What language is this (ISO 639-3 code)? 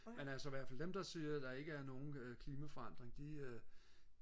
dan